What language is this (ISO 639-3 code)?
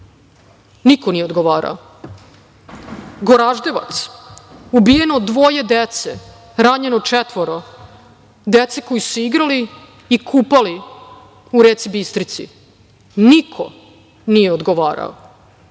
srp